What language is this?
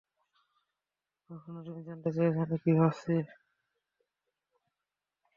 Bangla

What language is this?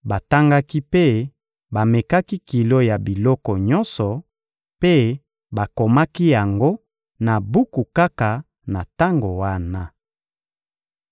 Lingala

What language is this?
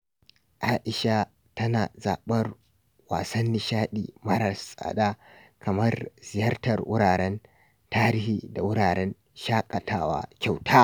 Hausa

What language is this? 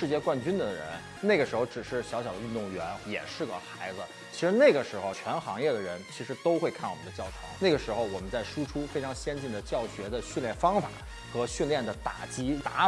Chinese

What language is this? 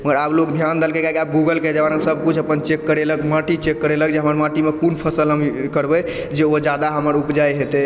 Maithili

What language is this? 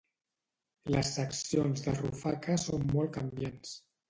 Catalan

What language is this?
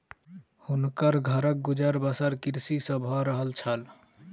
Maithili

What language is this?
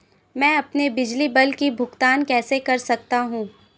Hindi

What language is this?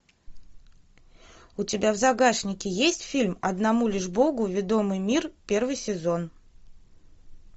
Russian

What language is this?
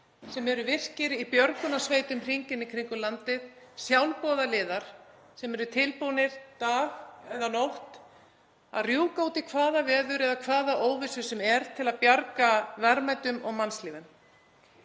Icelandic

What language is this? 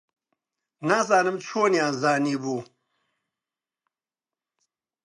Central Kurdish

